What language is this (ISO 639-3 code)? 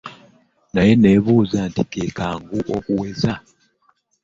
lug